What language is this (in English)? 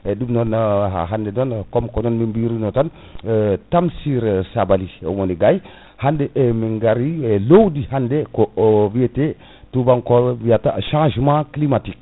Fula